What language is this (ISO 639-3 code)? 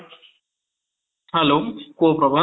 ori